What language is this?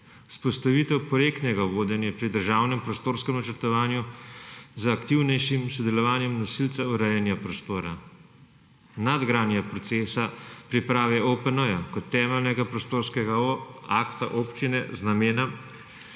Slovenian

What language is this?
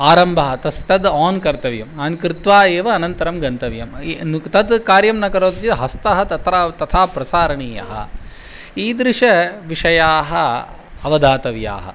Sanskrit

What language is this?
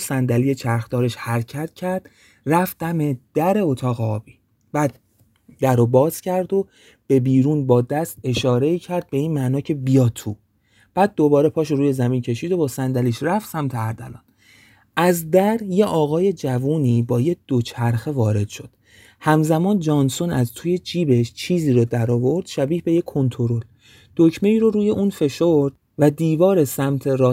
Persian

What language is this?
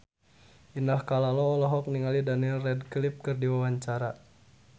Sundanese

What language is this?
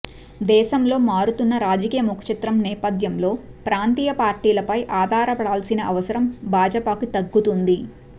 Telugu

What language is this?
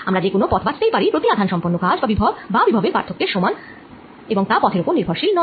Bangla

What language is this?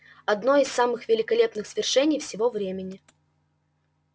Russian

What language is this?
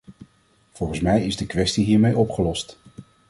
Dutch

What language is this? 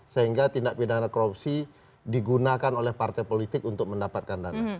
Indonesian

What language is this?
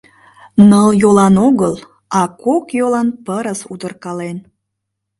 Mari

